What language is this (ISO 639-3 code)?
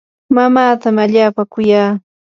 qur